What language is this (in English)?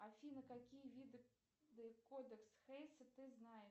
Russian